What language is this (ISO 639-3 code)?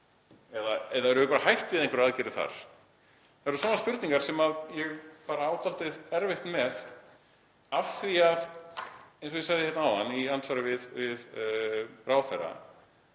isl